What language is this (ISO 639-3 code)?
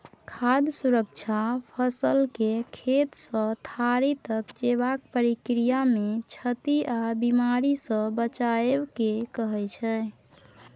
mai